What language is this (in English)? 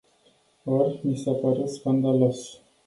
Romanian